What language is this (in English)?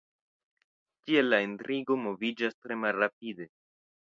Esperanto